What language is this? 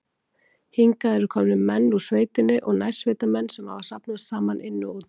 Icelandic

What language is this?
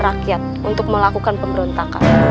Indonesian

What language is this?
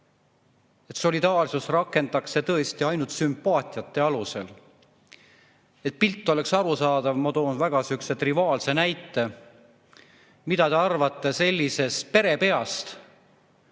Estonian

